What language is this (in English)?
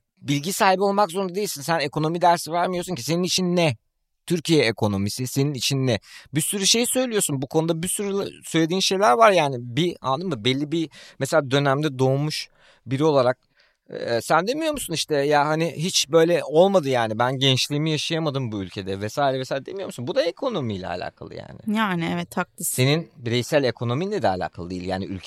Turkish